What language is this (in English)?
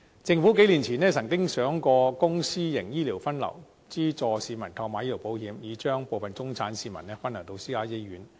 Cantonese